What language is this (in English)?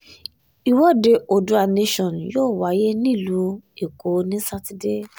Yoruba